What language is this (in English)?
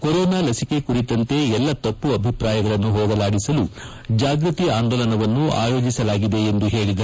Kannada